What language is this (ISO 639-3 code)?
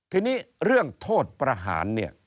tha